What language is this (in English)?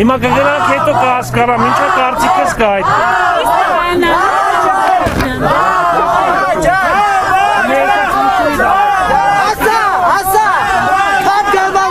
Polish